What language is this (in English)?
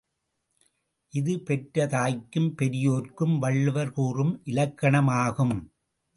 Tamil